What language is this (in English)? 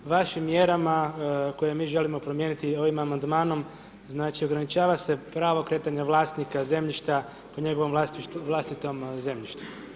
Croatian